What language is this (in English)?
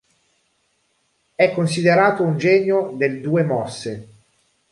Italian